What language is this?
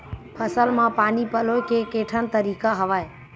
Chhattisgarhi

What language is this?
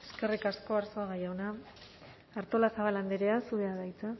Basque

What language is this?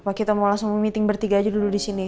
Indonesian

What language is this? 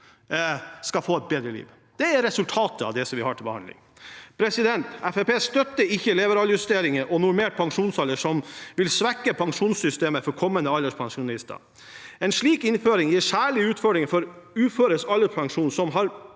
Norwegian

